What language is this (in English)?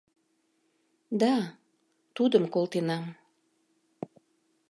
Mari